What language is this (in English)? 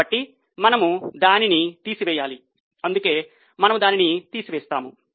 Telugu